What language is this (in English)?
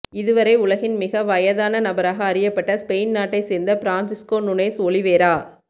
Tamil